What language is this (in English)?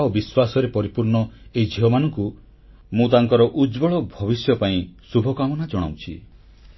Odia